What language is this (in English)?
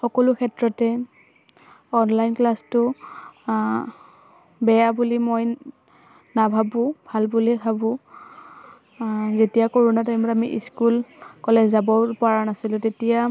Assamese